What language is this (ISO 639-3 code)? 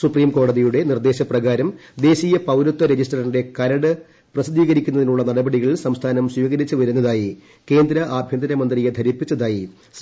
mal